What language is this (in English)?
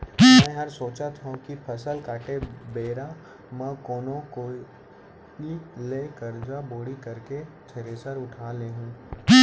Chhattisgarhi